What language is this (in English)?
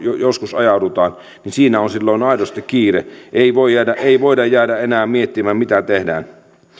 Finnish